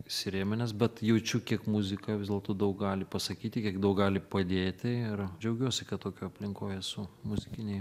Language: Lithuanian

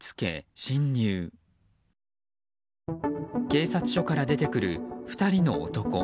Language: Japanese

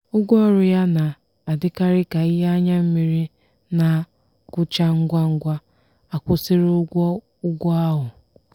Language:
Igbo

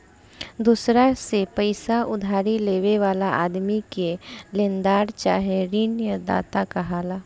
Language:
Bhojpuri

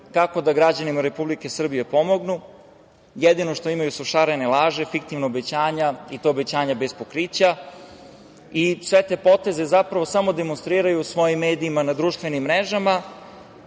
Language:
Serbian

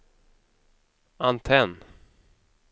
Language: Swedish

